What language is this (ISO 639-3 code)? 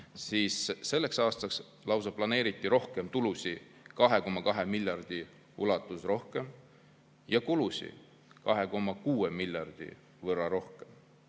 est